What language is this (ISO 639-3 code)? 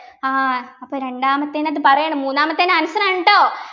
mal